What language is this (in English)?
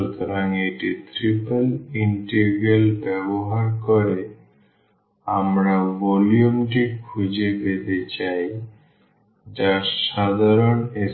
Bangla